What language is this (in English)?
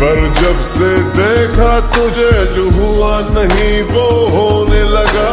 Romanian